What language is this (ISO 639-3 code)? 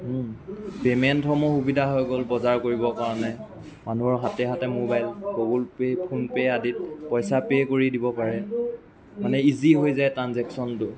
asm